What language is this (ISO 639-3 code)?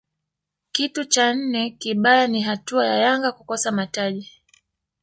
swa